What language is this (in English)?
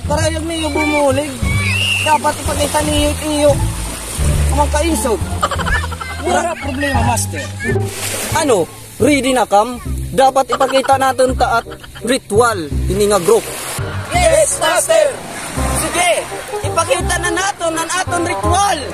Indonesian